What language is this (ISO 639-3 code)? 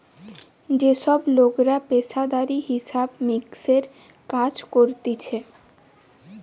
ben